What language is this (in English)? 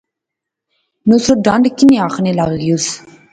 Pahari-Potwari